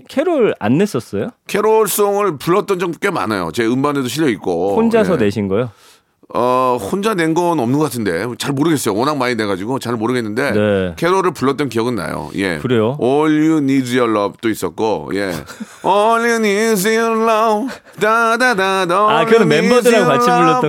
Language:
Korean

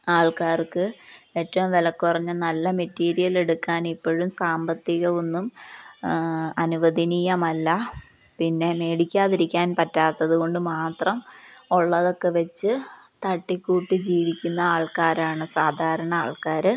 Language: Malayalam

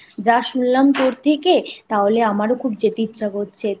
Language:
Bangla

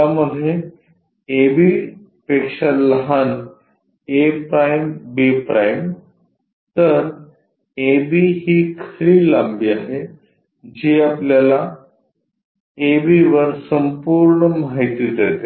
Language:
Marathi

